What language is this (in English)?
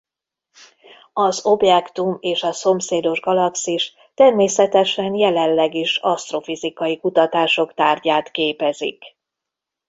Hungarian